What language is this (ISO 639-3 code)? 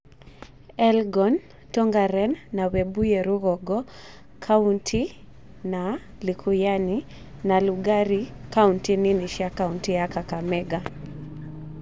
kik